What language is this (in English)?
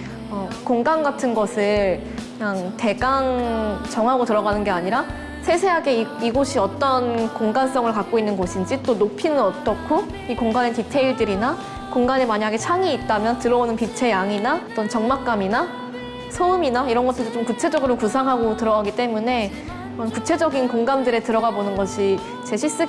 Korean